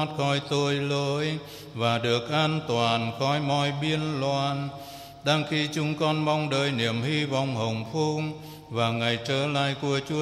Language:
Vietnamese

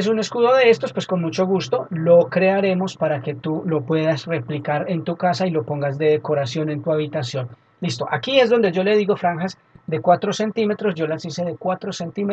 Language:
Spanish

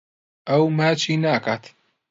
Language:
Central Kurdish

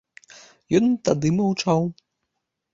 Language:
Belarusian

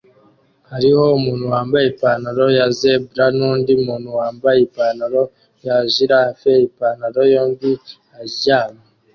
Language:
Kinyarwanda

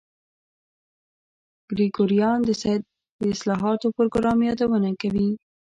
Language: Pashto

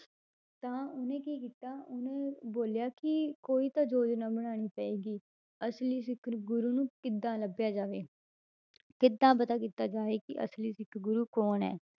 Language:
Punjabi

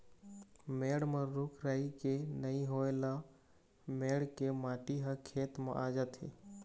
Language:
Chhattisgarhi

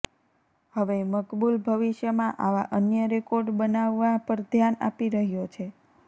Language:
Gujarati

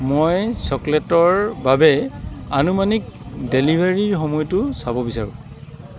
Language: Assamese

